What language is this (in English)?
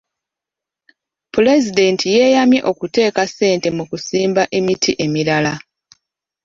Ganda